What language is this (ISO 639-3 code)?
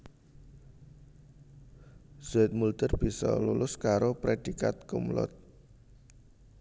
jav